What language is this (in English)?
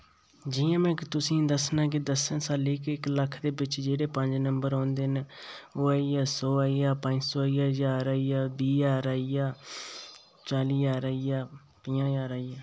Dogri